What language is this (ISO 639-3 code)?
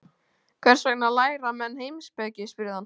isl